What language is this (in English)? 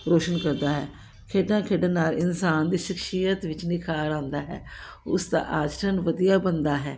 Punjabi